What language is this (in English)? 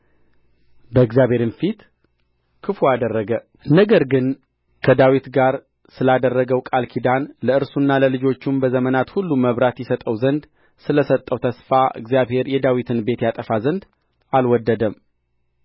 Amharic